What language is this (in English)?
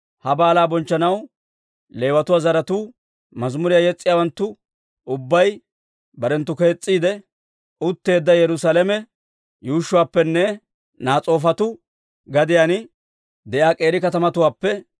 Dawro